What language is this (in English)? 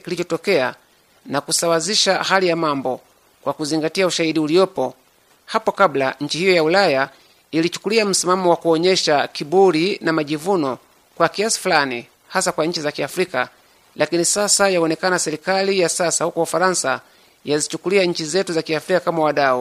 Swahili